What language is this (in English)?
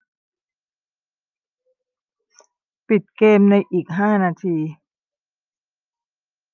Thai